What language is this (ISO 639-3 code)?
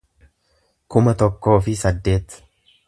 orm